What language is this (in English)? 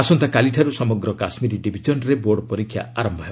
Odia